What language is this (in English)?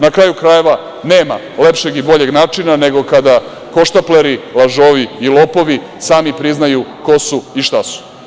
Serbian